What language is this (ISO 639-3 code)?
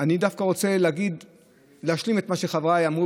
heb